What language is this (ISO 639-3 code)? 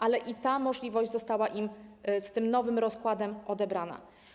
pol